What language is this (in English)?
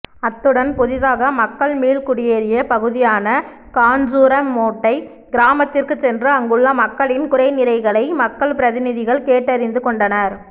Tamil